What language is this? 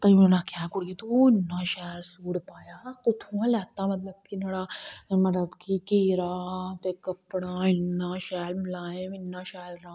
Dogri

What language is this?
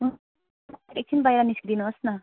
Nepali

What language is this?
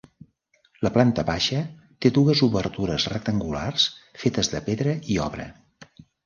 Catalan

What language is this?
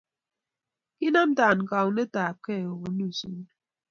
Kalenjin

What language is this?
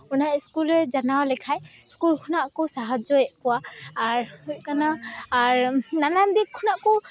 Santali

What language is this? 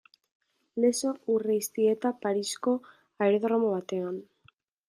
Basque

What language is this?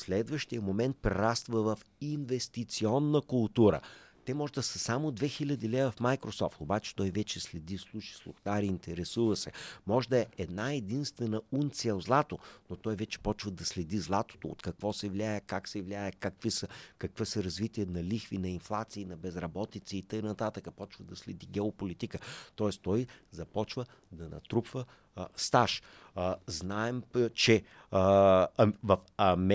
Bulgarian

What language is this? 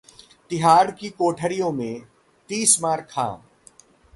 Hindi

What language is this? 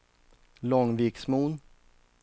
Swedish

